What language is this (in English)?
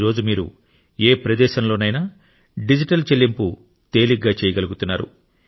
Telugu